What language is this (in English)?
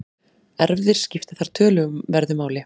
Icelandic